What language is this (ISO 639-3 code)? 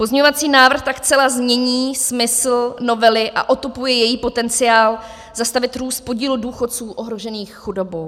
ces